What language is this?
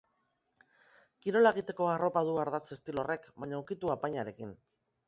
Basque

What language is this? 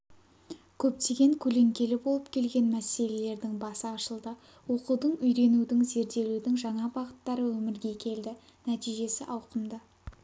Kazakh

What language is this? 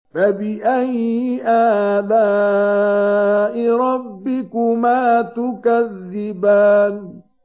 Arabic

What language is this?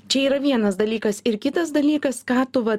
Lithuanian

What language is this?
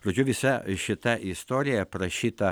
Lithuanian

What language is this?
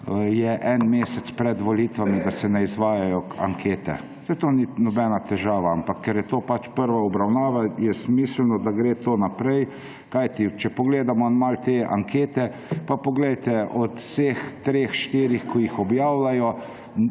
Slovenian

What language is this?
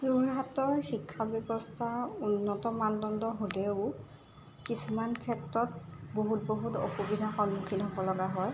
Assamese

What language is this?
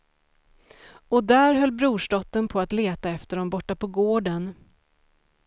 Swedish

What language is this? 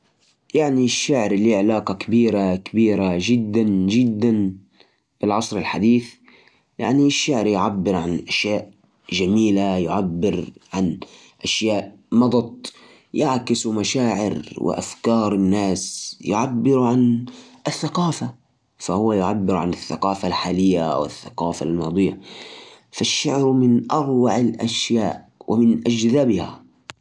Najdi Arabic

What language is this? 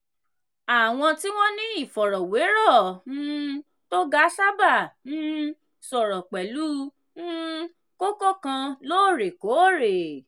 Yoruba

